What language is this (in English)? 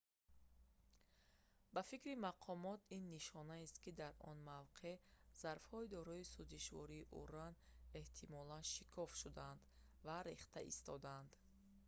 Tajik